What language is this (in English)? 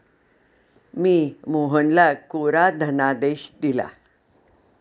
Marathi